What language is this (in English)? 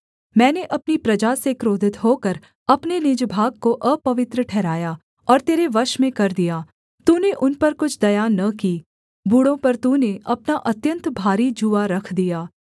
Hindi